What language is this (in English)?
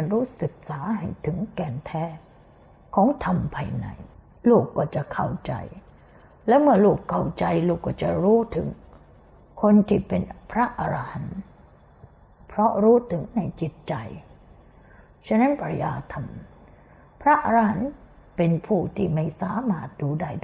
Thai